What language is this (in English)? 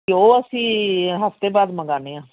Punjabi